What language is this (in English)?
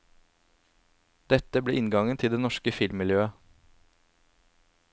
Norwegian